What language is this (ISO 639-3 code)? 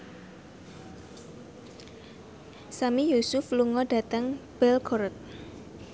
jav